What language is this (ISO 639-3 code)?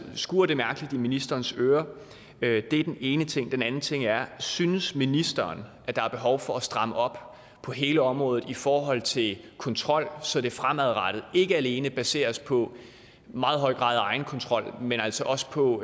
dan